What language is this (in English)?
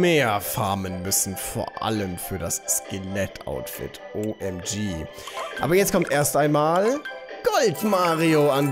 German